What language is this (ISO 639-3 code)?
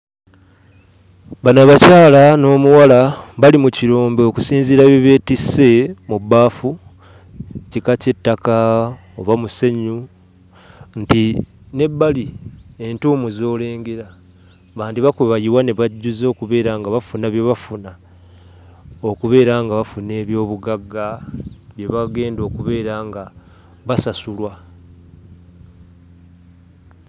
lug